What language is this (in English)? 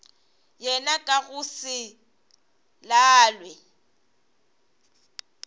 Northern Sotho